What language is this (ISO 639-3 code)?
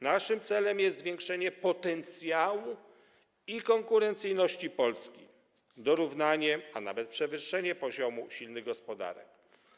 pol